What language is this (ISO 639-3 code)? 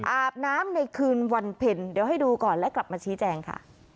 tha